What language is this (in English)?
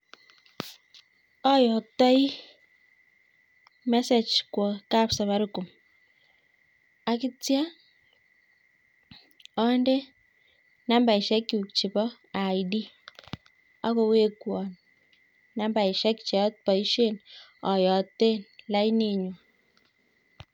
Kalenjin